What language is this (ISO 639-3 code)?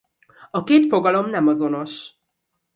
hun